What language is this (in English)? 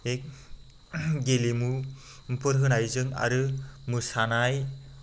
Bodo